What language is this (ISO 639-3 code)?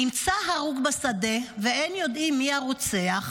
heb